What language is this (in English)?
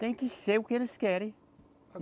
Portuguese